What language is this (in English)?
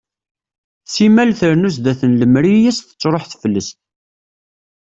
Kabyle